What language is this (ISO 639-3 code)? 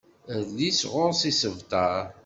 kab